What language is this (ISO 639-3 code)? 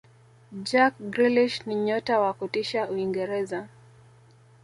swa